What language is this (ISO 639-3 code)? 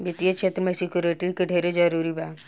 bho